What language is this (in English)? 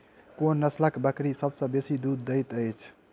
Maithili